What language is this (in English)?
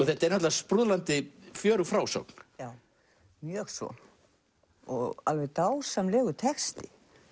Icelandic